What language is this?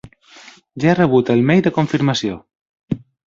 Catalan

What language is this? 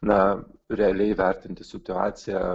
Lithuanian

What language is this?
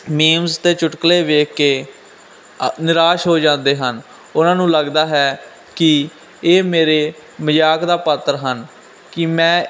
Punjabi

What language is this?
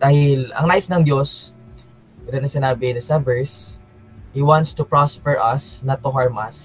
Filipino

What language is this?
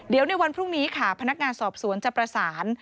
Thai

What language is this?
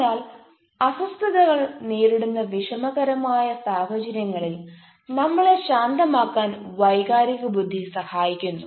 Malayalam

